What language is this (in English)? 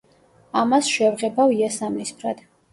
Georgian